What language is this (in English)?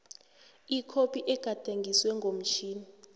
South Ndebele